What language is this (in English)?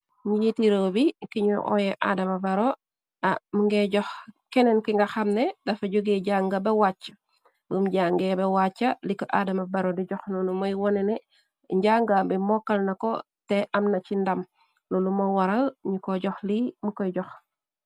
Wolof